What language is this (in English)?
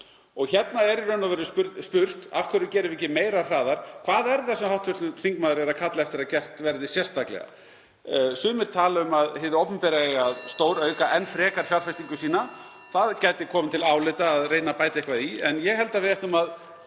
Icelandic